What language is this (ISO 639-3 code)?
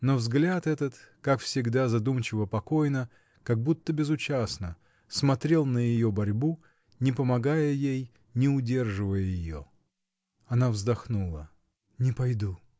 rus